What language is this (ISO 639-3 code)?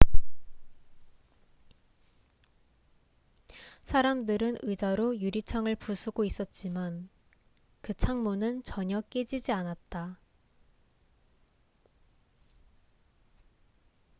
kor